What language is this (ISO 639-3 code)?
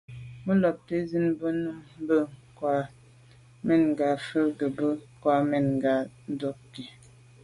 byv